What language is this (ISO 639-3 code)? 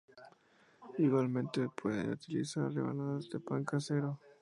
spa